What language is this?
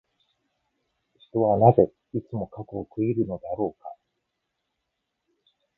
Japanese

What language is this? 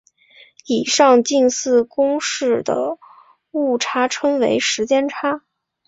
Chinese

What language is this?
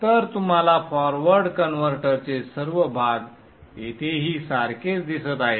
Marathi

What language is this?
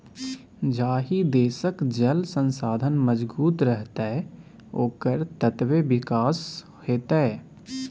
Maithili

